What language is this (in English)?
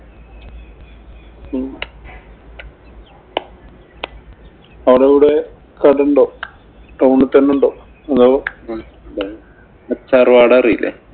Malayalam